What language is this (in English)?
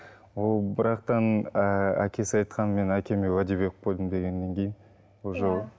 Kazakh